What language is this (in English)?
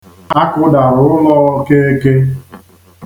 Igbo